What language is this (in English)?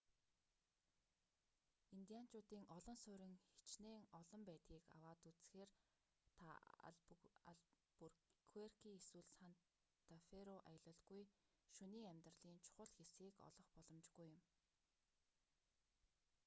Mongolian